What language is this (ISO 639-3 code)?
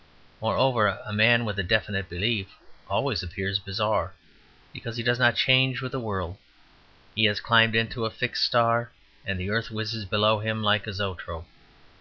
eng